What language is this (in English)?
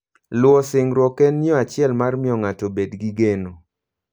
Luo (Kenya and Tanzania)